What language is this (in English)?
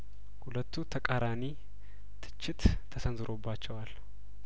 Amharic